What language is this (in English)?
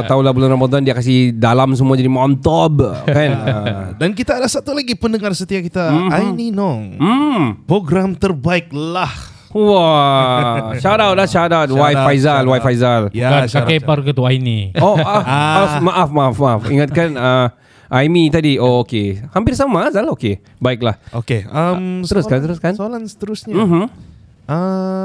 Malay